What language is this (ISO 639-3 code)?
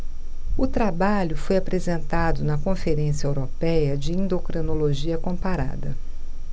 por